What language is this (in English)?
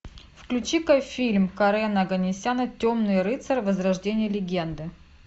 Russian